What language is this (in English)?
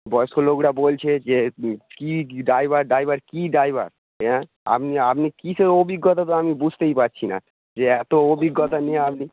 Bangla